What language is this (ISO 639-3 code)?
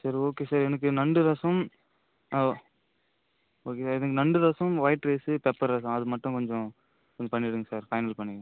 tam